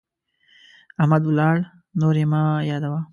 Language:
Pashto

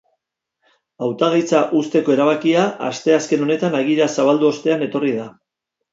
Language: Basque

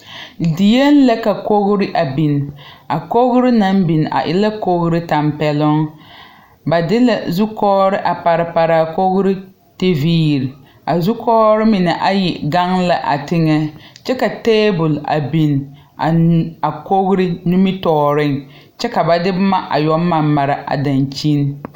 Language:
Southern Dagaare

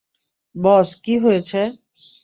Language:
Bangla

